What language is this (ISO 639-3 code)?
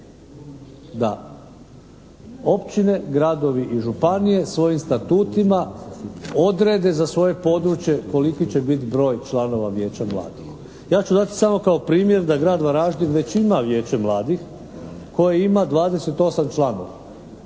hrv